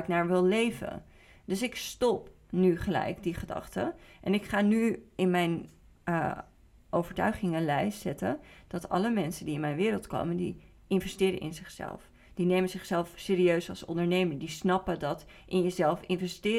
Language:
Dutch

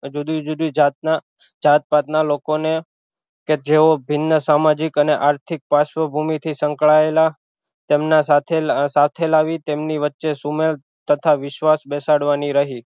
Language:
Gujarati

